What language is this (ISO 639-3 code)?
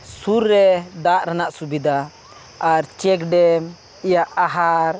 sat